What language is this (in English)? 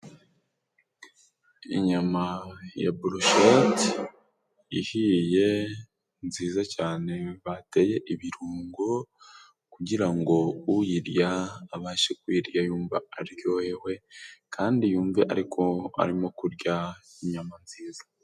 Kinyarwanda